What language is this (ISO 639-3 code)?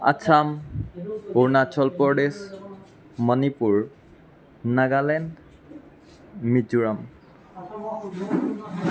asm